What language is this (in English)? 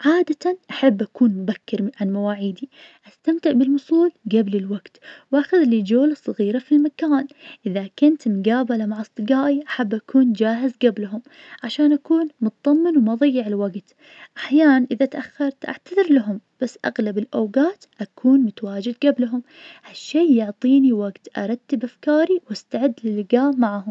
Najdi Arabic